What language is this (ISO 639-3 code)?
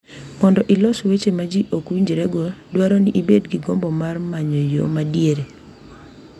luo